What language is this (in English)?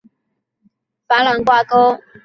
Chinese